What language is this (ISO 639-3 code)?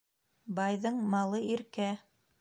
bak